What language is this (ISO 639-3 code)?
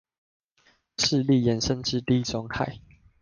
zho